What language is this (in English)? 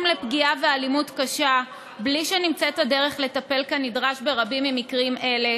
Hebrew